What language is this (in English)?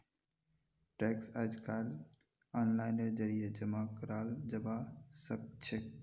Magahi